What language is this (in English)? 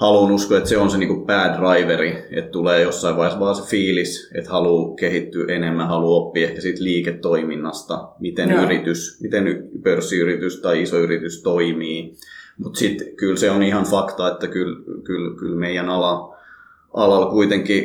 Finnish